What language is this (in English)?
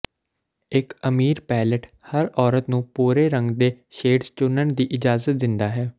Punjabi